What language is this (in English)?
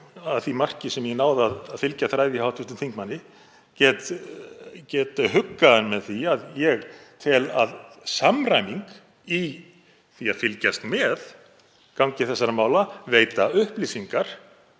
Icelandic